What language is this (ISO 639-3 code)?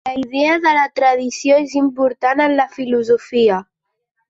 cat